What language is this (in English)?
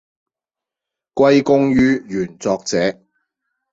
Cantonese